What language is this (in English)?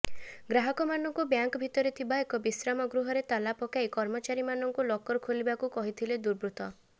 Odia